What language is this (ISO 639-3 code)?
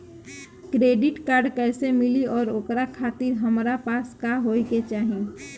bho